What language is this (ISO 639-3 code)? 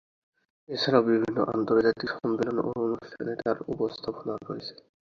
ben